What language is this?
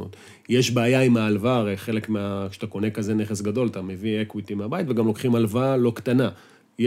Hebrew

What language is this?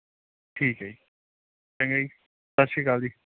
Punjabi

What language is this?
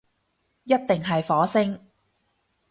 Cantonese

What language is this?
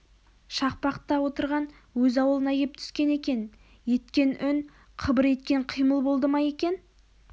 Kazakh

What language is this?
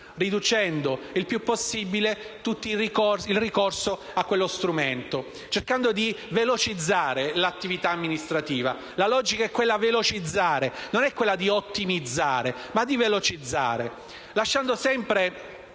Italian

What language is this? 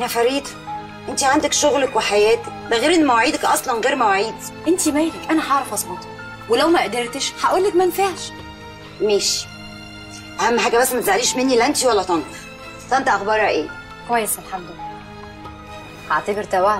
Arabic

